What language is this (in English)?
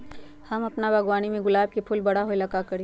Magahi